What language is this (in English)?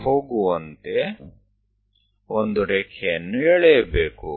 Gujarati